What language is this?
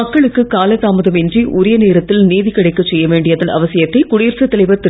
Tamil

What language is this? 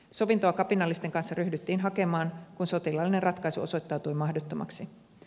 Finnish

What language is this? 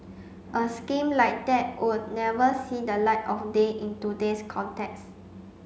English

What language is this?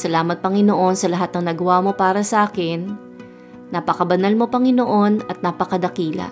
Filipino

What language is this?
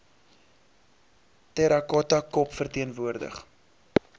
Afrikaans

